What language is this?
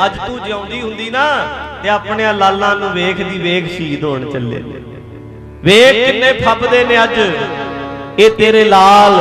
Hindi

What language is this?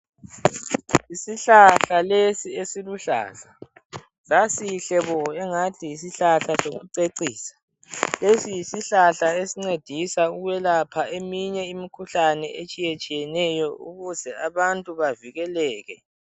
North Ndebele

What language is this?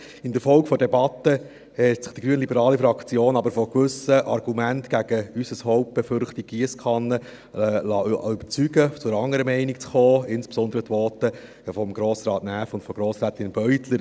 Swiss German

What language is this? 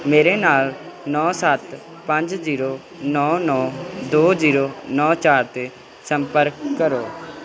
Punjabi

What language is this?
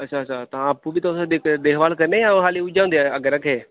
Dogri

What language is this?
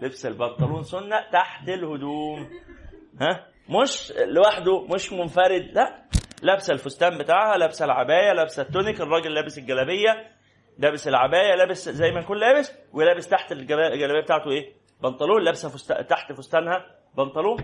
Arabic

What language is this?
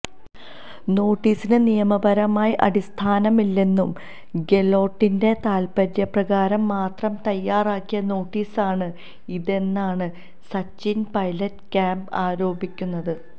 Malayalam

